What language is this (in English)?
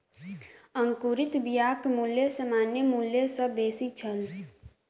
Maithili